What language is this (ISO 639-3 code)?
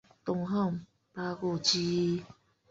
zho